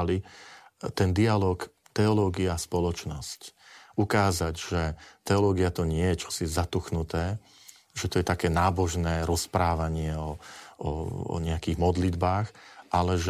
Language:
Slovak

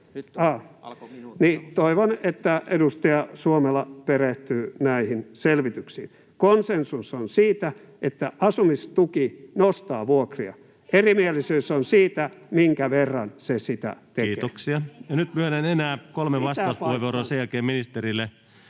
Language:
Finnish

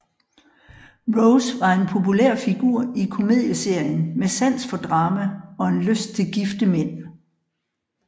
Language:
Danish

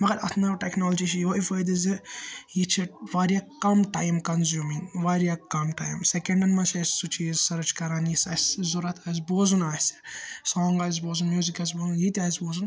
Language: Kashmiri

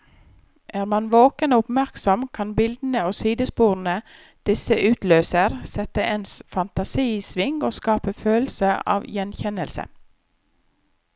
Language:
Norwegian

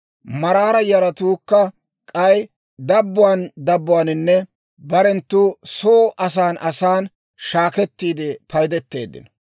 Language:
Dawro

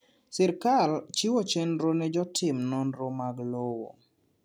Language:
Luo (Kenya and Tanzania)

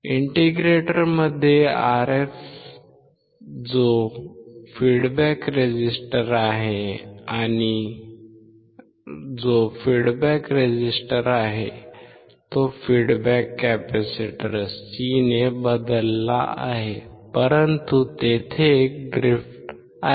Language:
Marathi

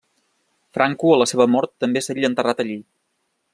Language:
Catalan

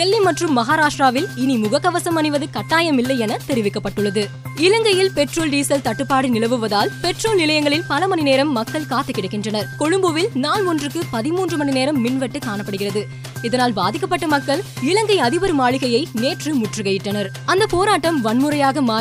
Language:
Tamil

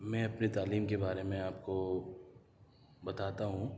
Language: Urdu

